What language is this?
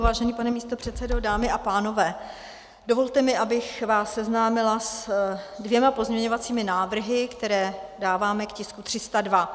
Czech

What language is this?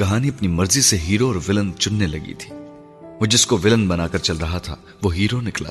Urdu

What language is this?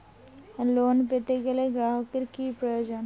Bangla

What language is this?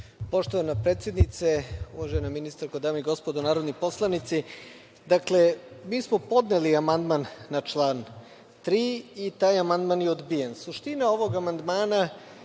Serbian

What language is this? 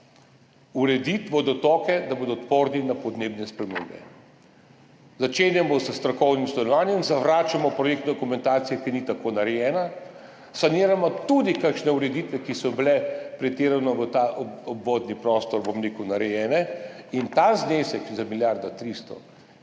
Slovenian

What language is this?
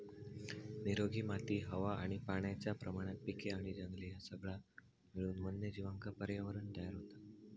Marathi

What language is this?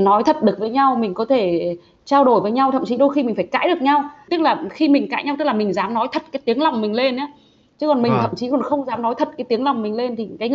Vietnamese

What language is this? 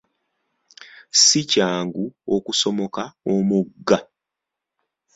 Ganda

